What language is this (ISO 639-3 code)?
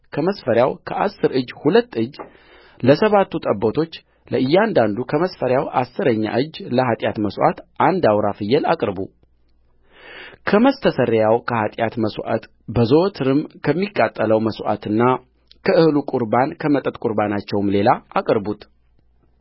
amh